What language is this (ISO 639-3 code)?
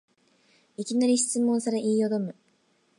jpn